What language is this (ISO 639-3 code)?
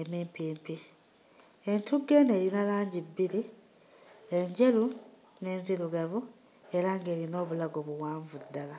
lug